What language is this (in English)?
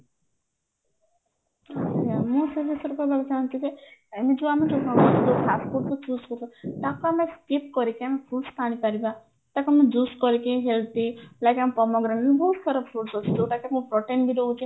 Odia